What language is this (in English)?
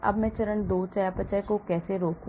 Hindi